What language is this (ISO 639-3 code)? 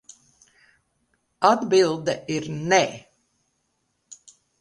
lav